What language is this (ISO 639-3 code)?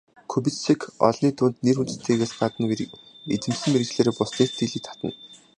mon